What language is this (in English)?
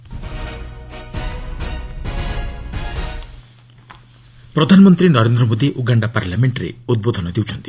Odia